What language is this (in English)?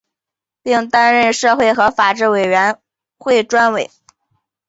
Chinese